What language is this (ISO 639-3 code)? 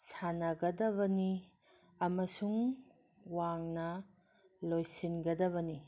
mni